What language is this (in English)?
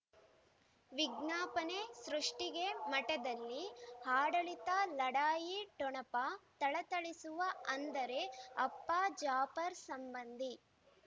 Kannada